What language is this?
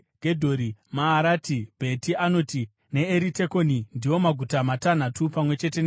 Shona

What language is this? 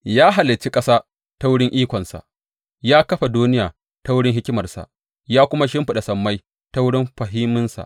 Hausa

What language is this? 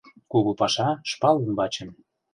Mari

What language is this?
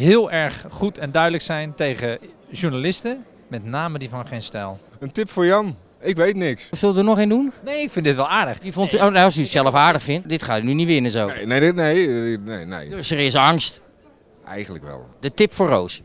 Dutch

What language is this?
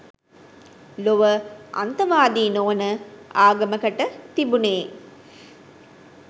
Sinhala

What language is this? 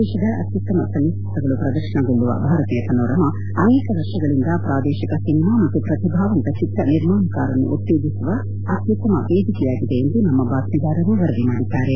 Kannada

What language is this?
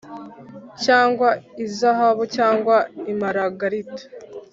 Kinyarwanda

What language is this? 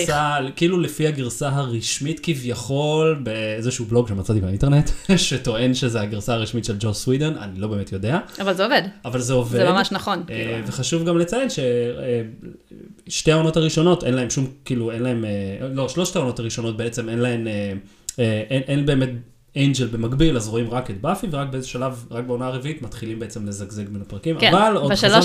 Hebrew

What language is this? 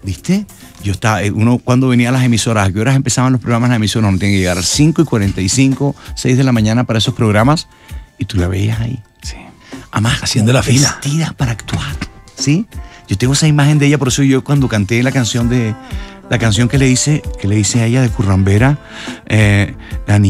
Spanish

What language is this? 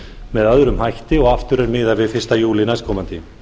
Icelandic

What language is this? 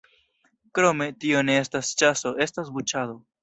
Esperanto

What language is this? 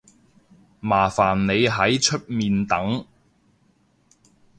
Cantonese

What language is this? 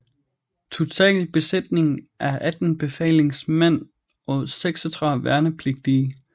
Danish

